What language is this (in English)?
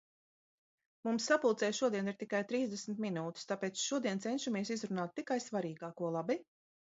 Latvian